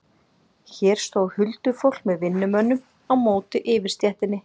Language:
Icelandic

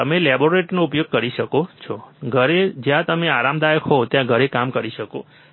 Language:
Gujarati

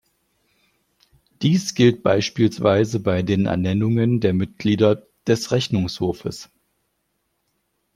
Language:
German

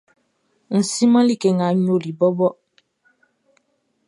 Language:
Baoulé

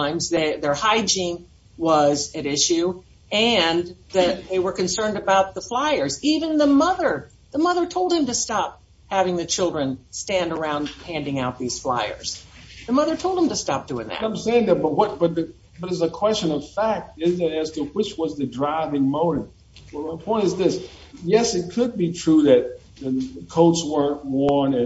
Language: English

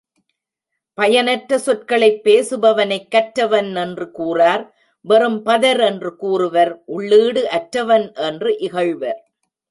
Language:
Tamil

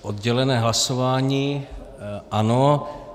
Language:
Czech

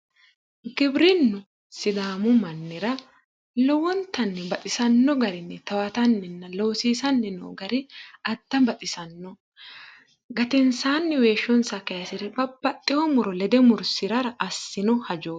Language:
Sidamo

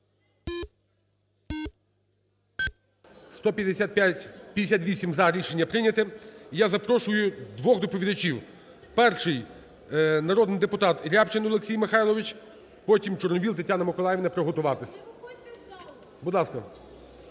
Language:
Ukrainian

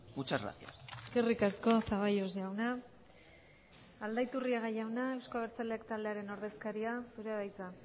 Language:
Basque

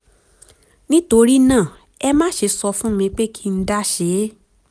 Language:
Yoruba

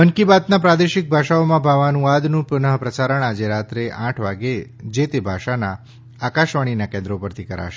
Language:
Gujarati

